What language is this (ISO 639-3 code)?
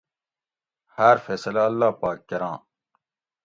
gwc